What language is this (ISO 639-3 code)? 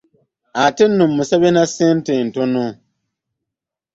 lug